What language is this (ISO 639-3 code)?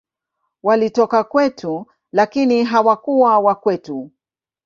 swa